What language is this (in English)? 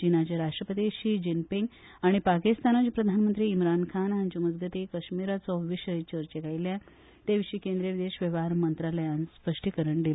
Konkani